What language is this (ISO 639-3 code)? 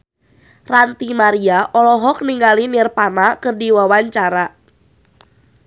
sun